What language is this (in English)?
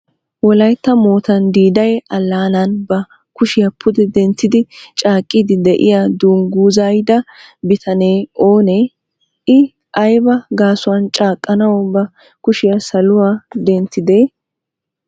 Wolaytta